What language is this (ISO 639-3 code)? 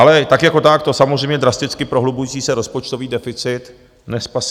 ces